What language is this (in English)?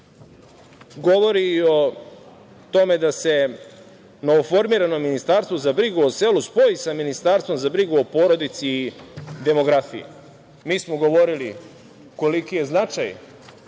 Serbian